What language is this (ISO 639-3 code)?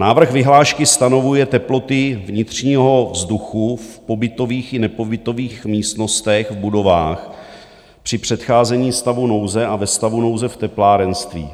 ces